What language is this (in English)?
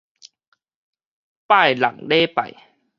Min Nan Chinese